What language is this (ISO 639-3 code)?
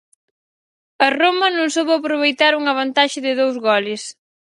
glg